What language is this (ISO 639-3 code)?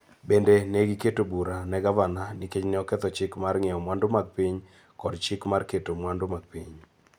luo